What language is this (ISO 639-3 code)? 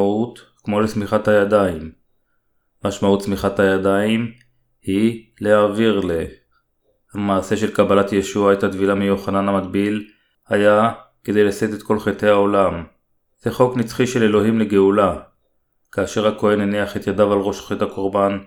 heb